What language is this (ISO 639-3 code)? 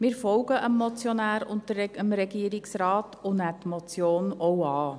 gsw